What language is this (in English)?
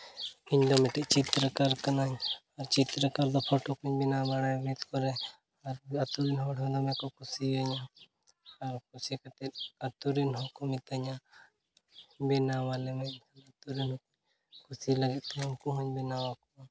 Santali